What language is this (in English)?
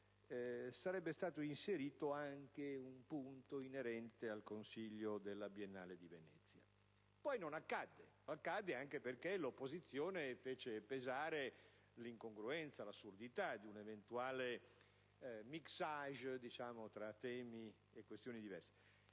Italian